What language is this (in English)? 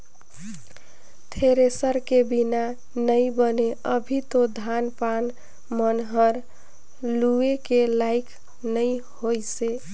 Chhattisgarhi